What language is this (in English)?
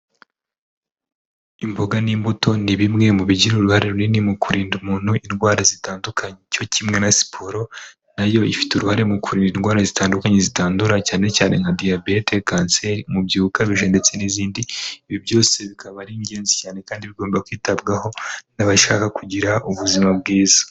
Kinyarwanda